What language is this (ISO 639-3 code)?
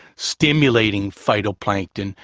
eng